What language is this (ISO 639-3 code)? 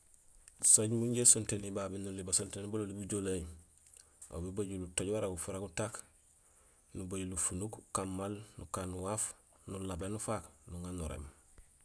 gsl